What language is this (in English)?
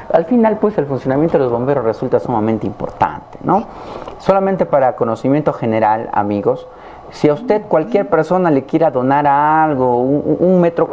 Spanish